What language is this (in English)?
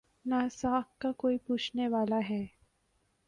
Urdu